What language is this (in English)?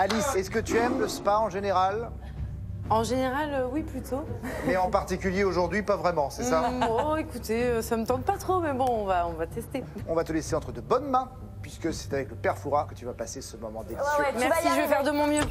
French